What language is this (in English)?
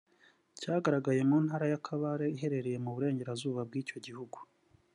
Kinyarwanda